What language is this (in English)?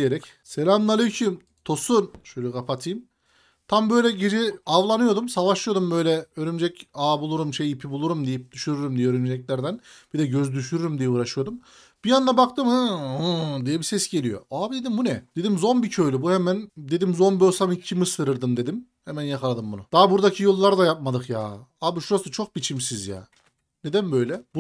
Turkish